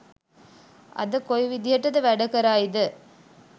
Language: Sinhala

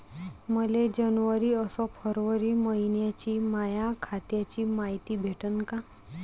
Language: Marathi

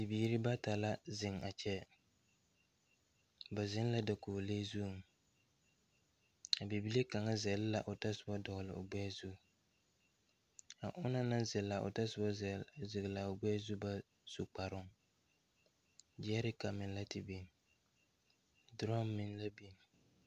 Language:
Southern Dagaare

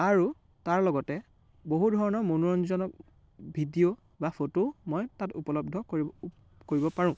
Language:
Assamese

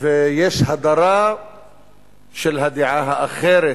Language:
Hebrew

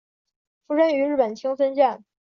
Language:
Chinese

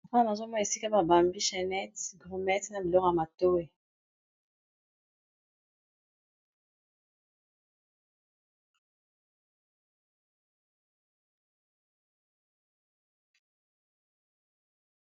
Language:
Lingala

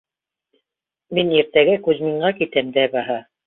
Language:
Bashkir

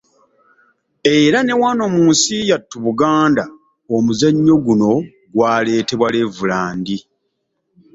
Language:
Ganda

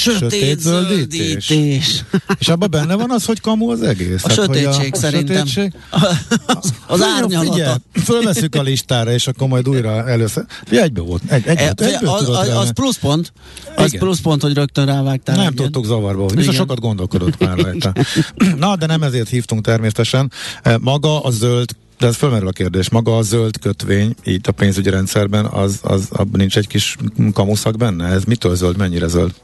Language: Hungarian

